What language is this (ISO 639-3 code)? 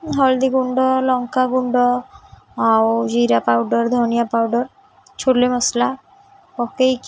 ori